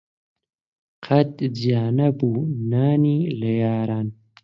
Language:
Central Kurdish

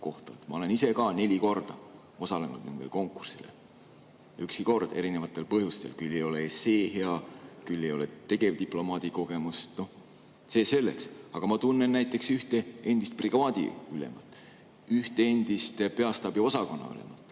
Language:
Estonian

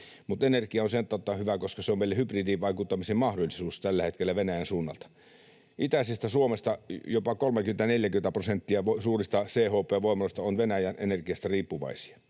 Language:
Finnish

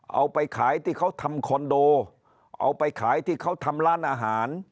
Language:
Thai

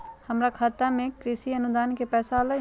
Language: Magahi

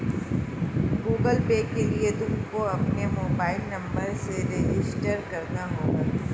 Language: Hindi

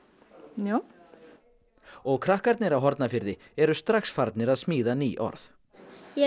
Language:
Icelandic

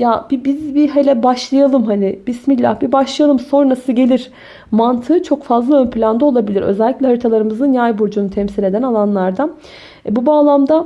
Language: Turkish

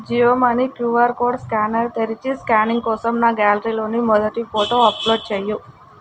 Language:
Telugu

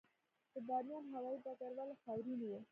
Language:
Pashto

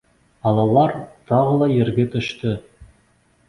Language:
Bashkir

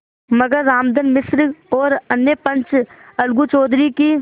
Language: Hindi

